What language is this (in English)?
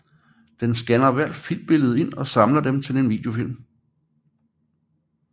Danish